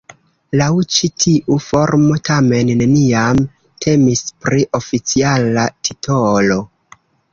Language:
Esperanto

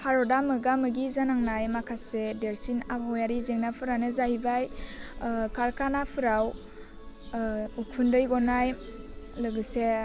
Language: Bodo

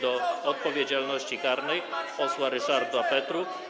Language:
Polish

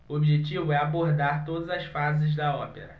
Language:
Portuguese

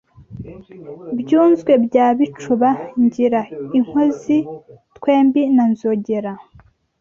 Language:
Kinyarwanda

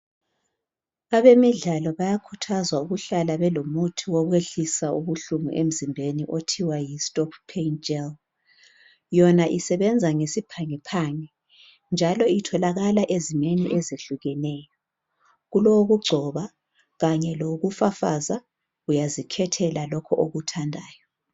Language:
North Ndebele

